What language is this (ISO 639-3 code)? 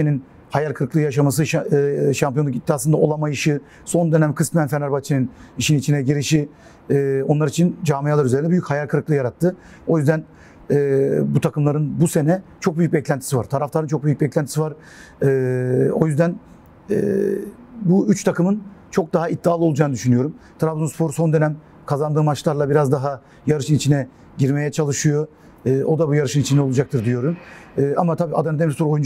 tur